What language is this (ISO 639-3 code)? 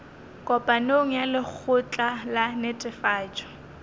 nso